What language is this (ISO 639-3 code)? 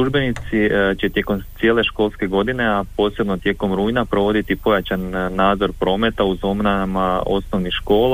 hrv